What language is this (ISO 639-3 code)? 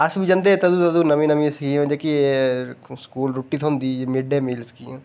doi